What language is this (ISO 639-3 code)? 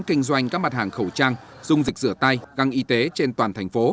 vie